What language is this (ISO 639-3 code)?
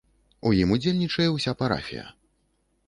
bel